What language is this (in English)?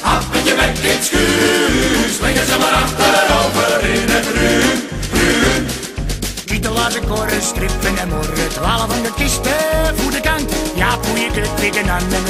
Czech